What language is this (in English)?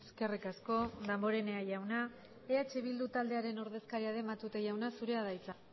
Basque